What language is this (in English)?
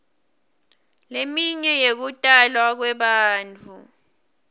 Swati